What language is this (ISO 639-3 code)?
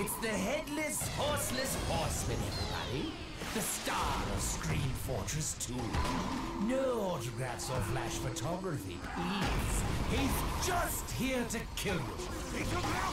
pol